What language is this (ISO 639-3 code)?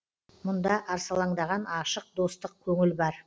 kaz